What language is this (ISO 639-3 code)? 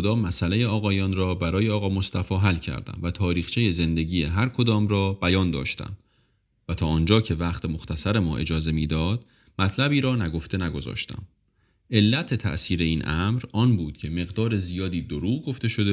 fas